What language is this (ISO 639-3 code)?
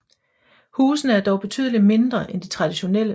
dan